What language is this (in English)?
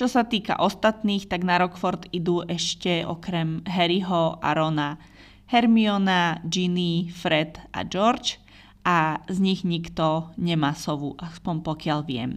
Slovak